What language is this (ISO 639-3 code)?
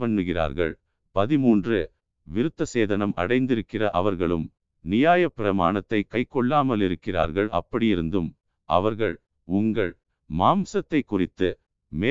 tam